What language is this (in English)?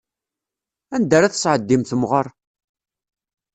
Kabyle